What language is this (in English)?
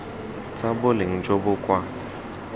Tswana